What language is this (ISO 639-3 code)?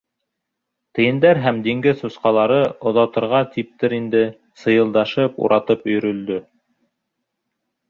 bak